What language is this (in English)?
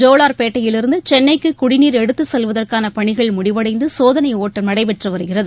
Tamil